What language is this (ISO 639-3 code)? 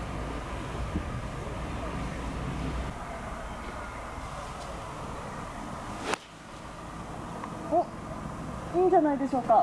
jpn